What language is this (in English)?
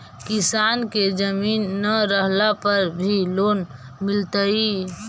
Magahi